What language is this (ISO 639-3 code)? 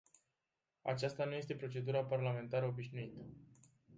ron